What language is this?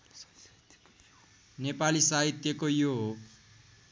Nepali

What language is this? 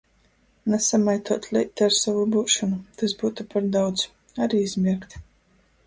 Latgalian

